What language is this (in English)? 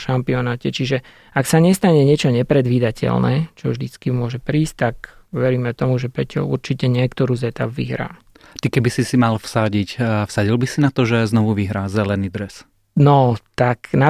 Slovak